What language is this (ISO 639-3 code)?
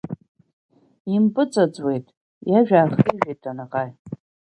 abk